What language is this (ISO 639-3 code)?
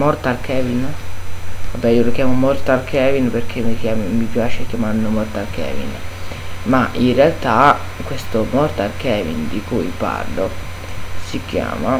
ita